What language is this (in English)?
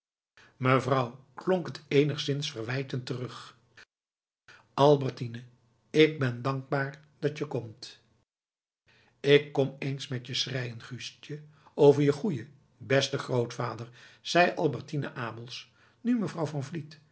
Dutch